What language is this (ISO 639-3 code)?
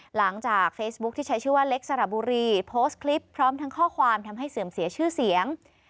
tha